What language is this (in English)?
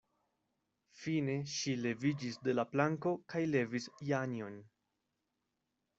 Esperanto